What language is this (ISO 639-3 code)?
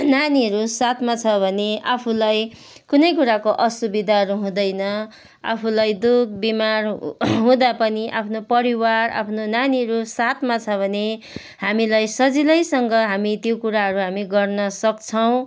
nep